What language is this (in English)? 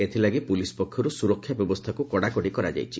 Odia